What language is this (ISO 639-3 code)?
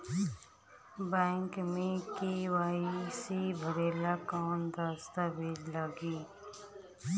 bho